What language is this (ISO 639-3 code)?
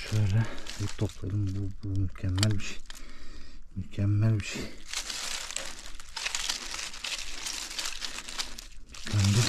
tur